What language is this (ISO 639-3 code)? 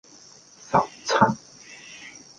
yue